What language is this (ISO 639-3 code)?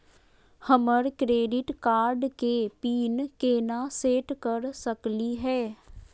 mag